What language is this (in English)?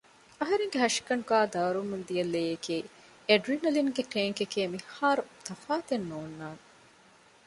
Divehi